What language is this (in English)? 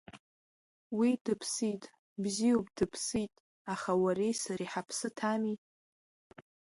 Abkhazian